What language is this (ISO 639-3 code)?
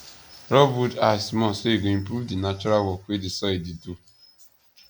pcm